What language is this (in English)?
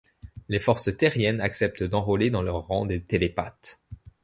French